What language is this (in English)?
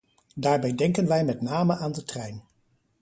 Dutch